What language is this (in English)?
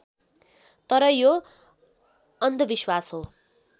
Nepali